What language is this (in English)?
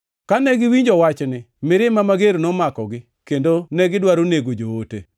Luo (Kenya and Tanzania)